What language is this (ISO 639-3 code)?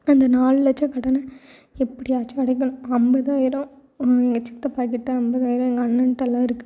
tam